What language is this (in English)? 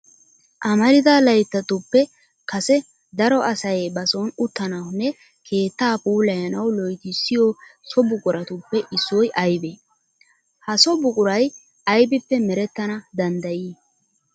Wolaytta